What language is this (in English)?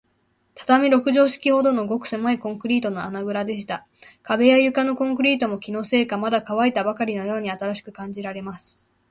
Japanese